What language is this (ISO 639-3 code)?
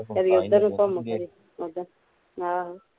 pan